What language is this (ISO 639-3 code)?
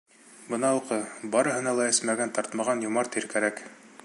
bak